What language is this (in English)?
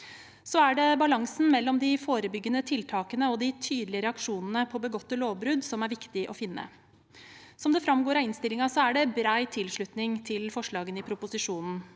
Norwegian